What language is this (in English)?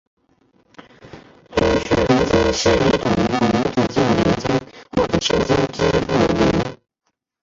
Chinese